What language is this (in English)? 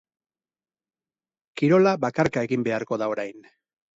Basque